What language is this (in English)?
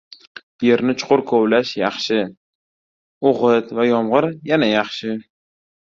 Uzbek